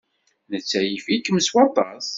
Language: Kabyle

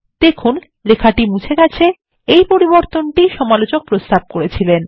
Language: Bangla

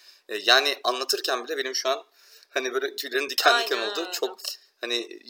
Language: Turkish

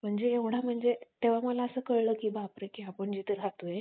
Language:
Marathi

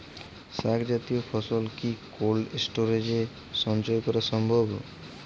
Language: Bangla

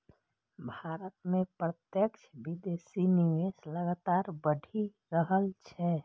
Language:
Maithili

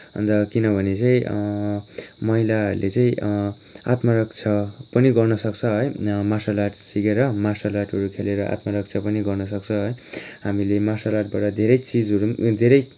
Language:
Nepali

